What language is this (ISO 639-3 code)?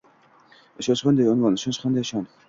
uzb